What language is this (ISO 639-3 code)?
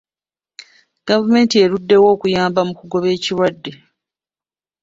lug